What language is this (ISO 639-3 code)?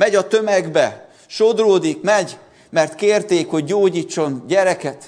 hun